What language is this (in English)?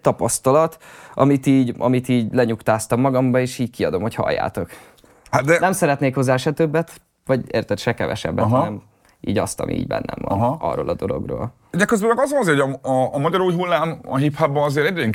Hungarian